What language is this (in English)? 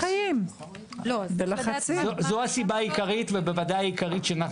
Hebrew